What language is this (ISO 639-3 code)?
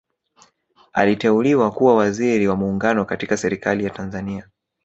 swa